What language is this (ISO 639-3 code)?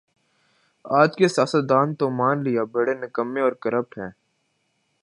urd